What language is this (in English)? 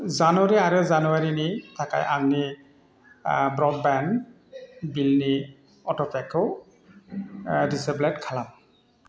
Bodo